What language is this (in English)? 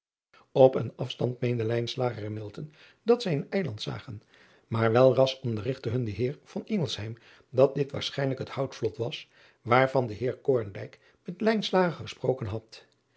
Dutch